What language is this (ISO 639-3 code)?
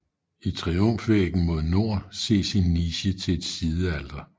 dan